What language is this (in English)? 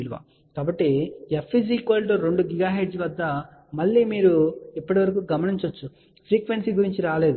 Telugu